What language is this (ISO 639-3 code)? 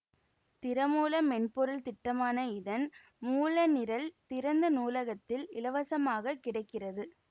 tam